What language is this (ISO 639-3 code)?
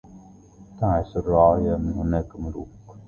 ara